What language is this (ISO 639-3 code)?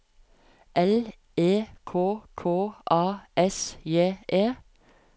nor